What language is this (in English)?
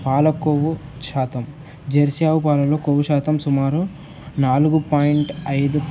Telugu